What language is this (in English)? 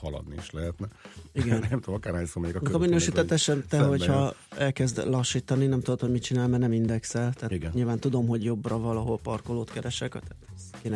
Hungarian